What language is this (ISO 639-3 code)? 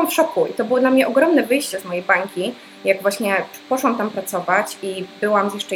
pol